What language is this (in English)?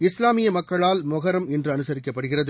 Tamil